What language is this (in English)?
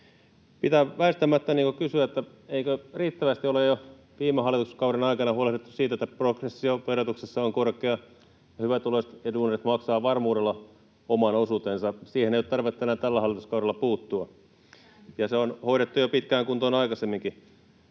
Finnish